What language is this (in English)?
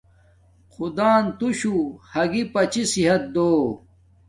Domaaki